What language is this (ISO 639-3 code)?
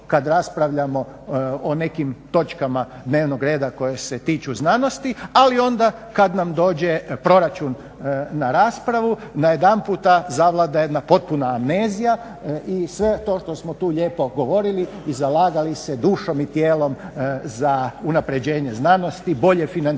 hrv